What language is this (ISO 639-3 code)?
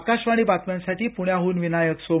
mar